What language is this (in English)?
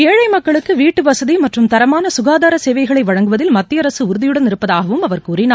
Tamil